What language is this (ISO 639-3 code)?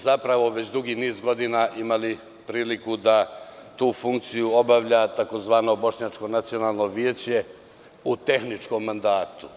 srp